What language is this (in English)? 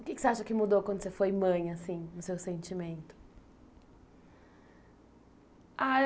Portuguese